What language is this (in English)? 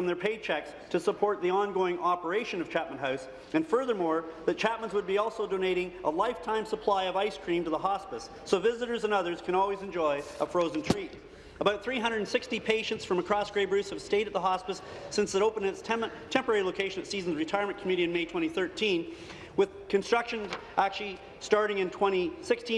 English